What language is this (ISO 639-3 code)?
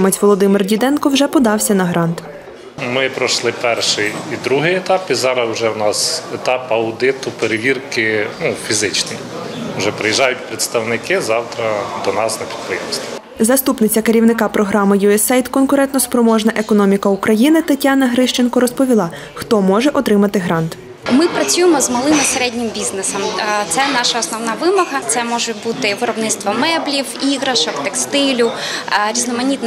ukr